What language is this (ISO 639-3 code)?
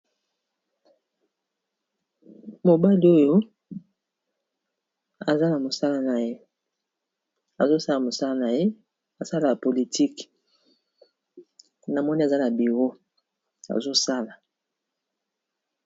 lin